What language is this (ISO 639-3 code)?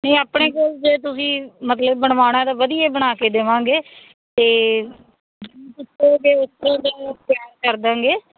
pan